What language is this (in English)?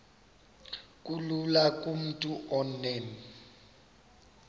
Xhosa